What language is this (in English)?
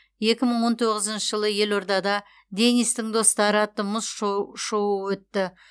Kazakh